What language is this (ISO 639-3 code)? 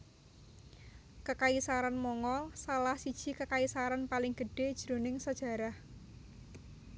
jav